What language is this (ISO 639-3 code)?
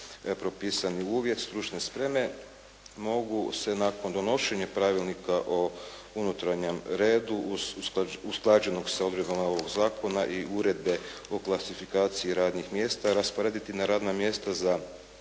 hrv